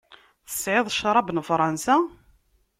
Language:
Kabyle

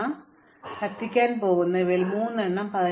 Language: Malayalam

